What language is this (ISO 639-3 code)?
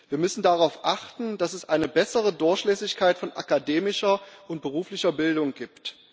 deu